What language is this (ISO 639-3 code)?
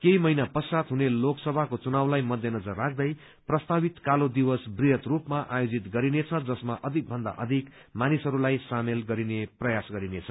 nep